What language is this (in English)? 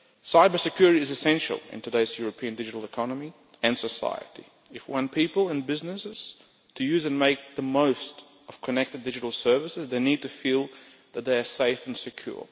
English